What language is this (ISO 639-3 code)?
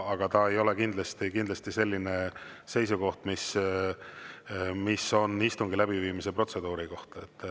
est